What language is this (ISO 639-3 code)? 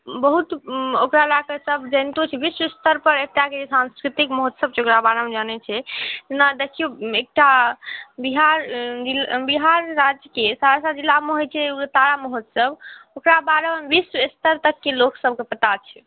mai